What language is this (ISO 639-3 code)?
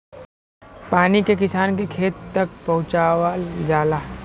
bho